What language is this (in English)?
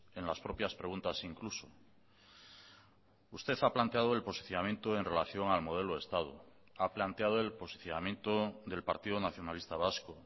Spanish